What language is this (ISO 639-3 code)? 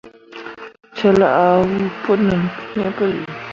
mua